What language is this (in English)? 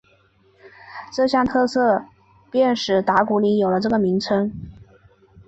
Chinese